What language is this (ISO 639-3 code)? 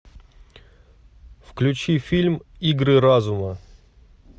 rus